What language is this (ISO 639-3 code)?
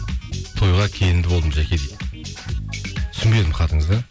kaz